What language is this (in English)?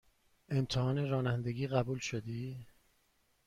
Persian